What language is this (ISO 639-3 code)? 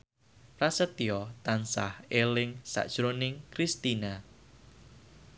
jav